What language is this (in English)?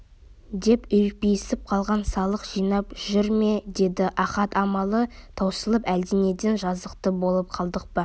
Kazakh